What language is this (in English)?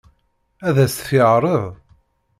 Kabyle